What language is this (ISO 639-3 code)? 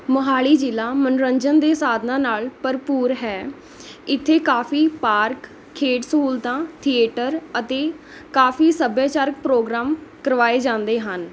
pan